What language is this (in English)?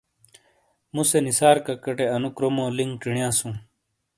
Shina